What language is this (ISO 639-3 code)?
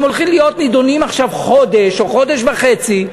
heb